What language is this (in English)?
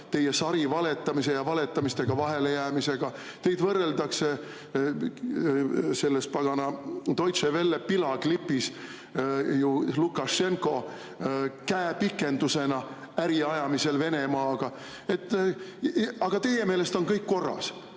Estonian